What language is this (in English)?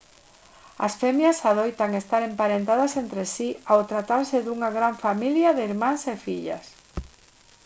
Galician